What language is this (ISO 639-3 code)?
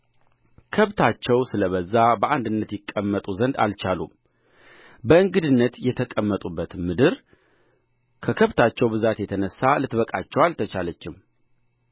amh